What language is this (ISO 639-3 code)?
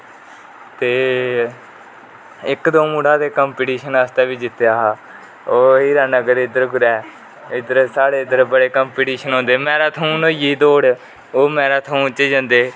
doi